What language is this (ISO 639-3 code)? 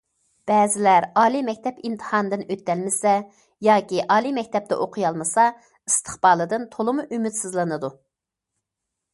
uig